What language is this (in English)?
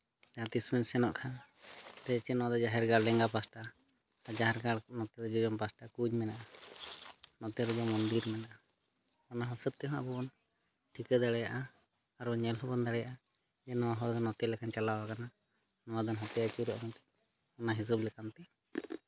Santali